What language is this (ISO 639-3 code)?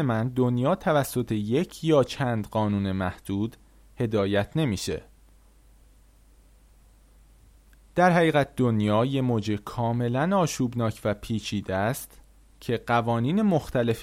fas